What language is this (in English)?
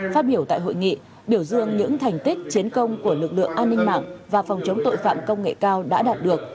Vietnamese